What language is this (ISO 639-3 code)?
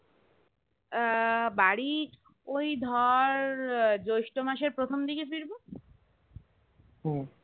ben